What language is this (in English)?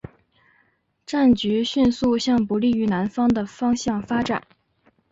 Chinese